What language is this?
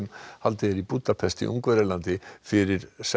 Icelandic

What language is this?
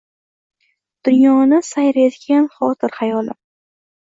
Uzbek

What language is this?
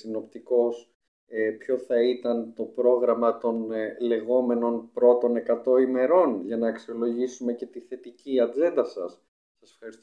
Greek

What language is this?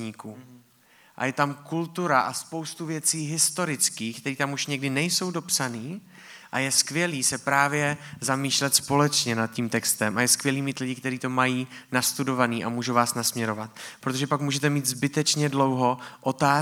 Czech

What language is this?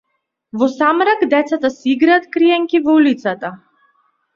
Macedonian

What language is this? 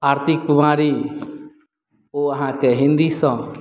Maithili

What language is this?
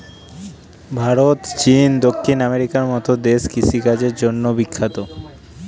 Bangla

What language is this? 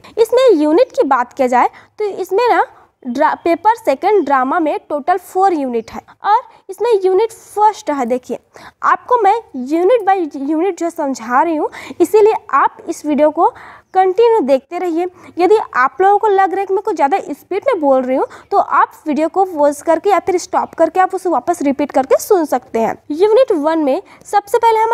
Hindi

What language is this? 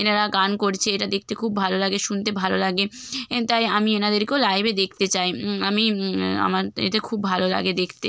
Bangla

